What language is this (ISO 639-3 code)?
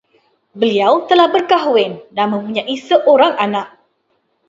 msa